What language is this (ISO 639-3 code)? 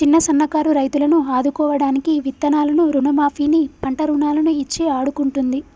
tel